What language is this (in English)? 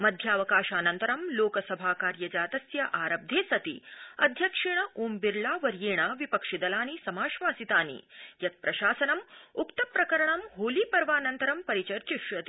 Sanskrit